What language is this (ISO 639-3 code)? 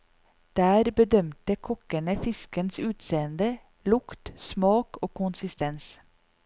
nor